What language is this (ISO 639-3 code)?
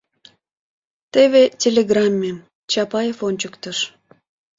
chm